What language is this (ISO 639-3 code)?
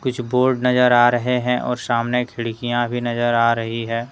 hin